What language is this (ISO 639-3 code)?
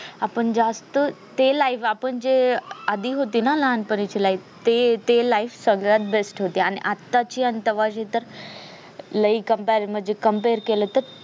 mar